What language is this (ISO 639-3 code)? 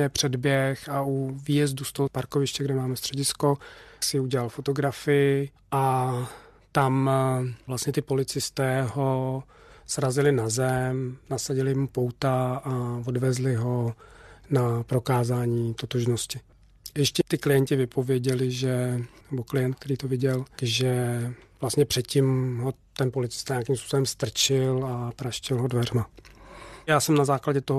ces